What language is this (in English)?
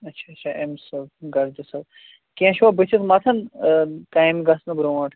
Kashmiri